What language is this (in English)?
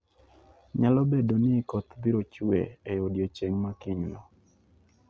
Luo (Kenya and Tanzania)